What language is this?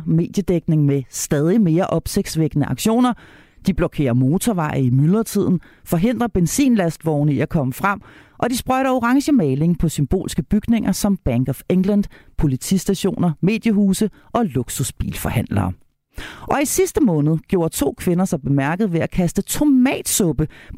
Danish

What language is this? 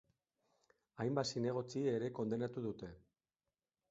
Basque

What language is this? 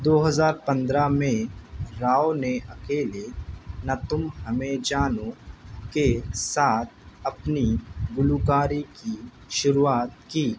Urdu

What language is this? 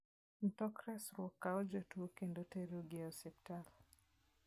Luo (Kenya and Tanzania)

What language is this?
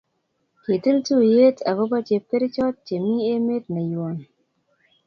Kalenjin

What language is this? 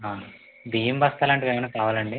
Telugu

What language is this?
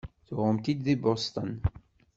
Kabyle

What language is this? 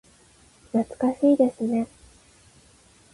Japanese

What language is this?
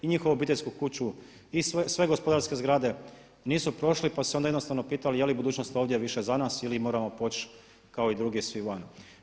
Croatian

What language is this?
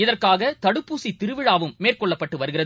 Tamil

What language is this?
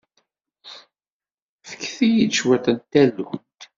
Kabyle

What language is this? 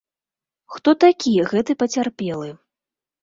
Belarusian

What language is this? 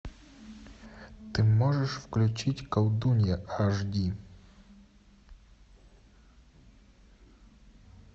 Russian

